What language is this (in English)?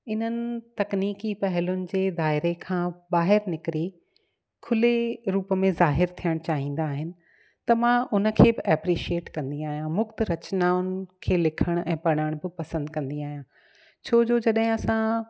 Sindhi